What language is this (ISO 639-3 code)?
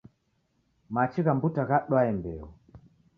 dav